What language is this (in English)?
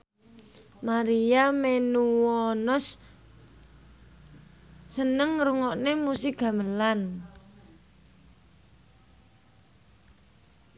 Javanese